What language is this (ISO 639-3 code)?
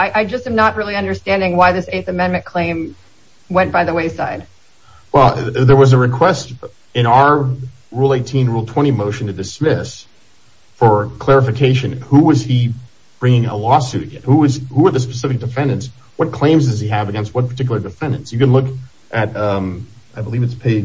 eng